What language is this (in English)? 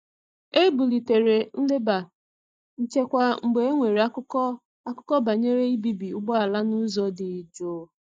Igbo